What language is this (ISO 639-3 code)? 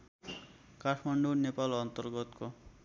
nep